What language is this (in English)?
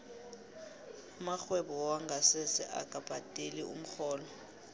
South Ndebele